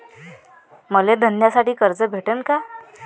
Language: Marathi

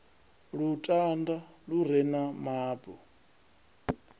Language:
Venda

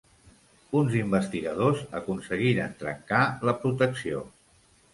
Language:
Catalan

